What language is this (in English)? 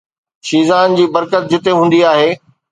Sindhi